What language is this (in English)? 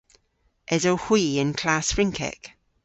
Cornish